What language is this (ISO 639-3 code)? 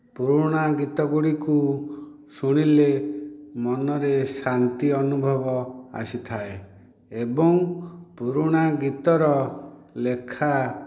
ori